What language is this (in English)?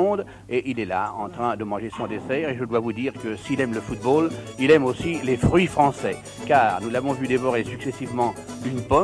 French